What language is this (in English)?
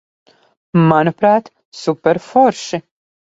Latvian